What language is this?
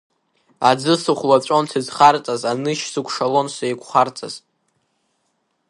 Abkhazian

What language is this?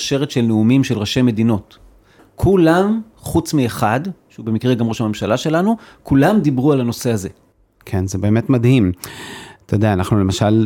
Hebrew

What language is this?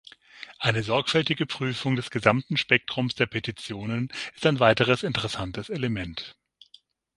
German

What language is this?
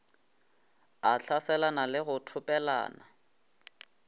Northern Sotho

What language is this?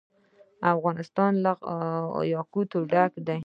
Pashto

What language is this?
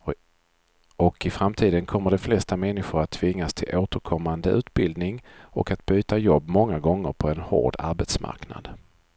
Swedish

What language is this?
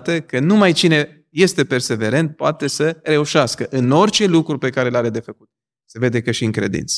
Romanian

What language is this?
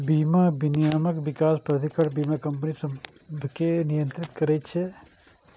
Maithili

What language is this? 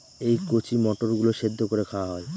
Bangla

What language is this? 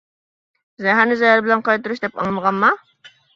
Uyghur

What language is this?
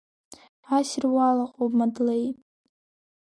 Abkhazian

